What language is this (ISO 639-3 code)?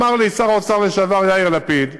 heb